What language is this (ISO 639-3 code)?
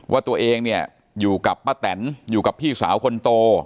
tha